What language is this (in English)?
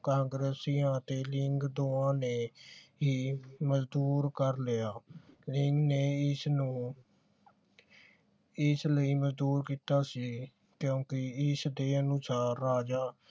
Punjabi